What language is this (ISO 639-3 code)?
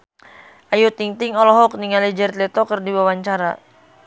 sun